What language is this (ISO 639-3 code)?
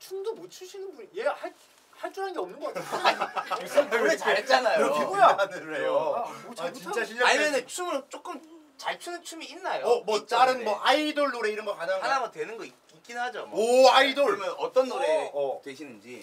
kor